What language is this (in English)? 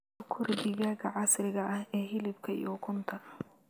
Somali